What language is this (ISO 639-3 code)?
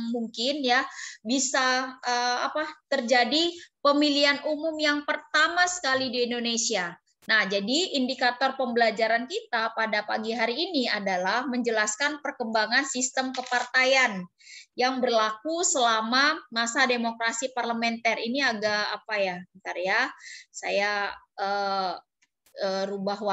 ind